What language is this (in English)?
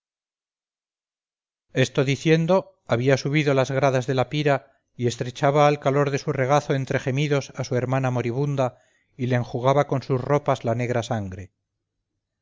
Spanish